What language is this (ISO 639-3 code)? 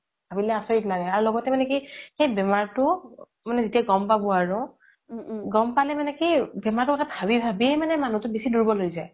asm